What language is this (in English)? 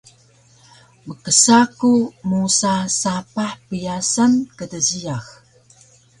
Taroko